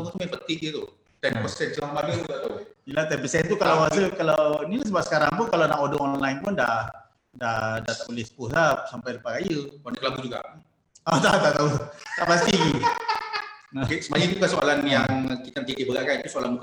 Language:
Malay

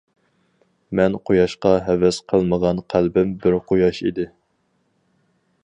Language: Uyghur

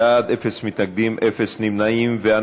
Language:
Hebrew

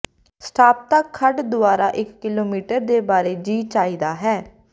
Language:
Punjabi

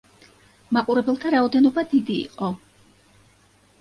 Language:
Georgian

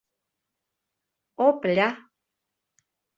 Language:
Bashkir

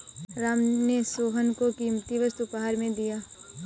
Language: Hindi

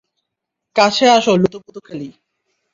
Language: Bangla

